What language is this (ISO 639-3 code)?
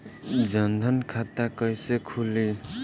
bho